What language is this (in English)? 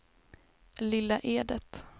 Swedish